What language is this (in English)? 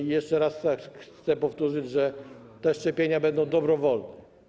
Polish